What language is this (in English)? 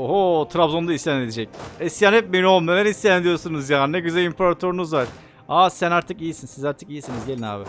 Turkish